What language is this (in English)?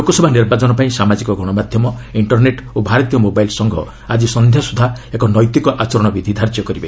Odia